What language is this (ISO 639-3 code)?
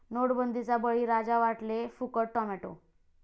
mar